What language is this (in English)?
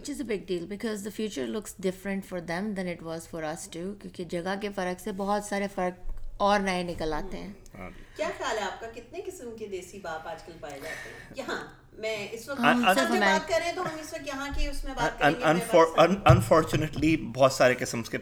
Urdu